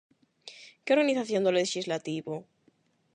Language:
Galician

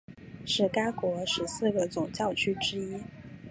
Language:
Chinese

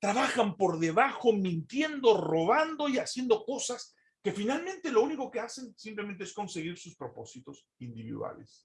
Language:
Spanish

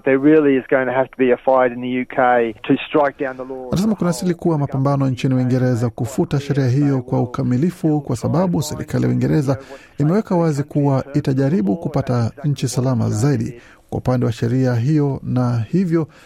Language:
Swahili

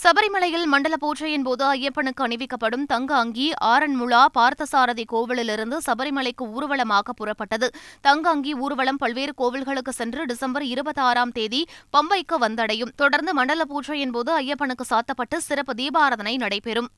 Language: Tamil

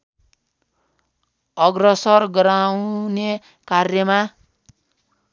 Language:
Nepali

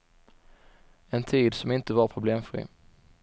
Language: Swedish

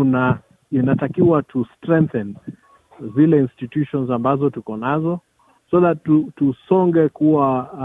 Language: Swahili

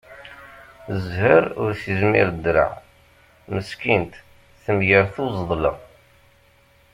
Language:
Kabyle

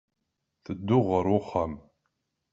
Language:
Kabyle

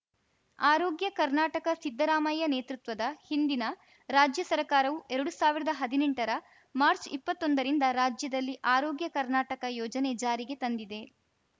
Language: Kannada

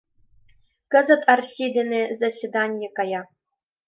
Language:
Mari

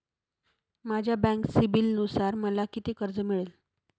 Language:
Marathi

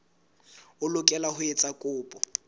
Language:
Southern Sotho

